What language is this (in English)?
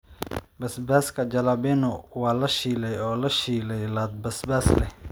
Somali